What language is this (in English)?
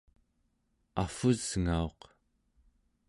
Central Yupik